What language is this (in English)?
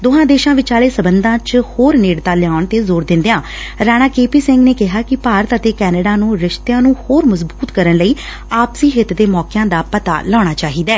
Punjabi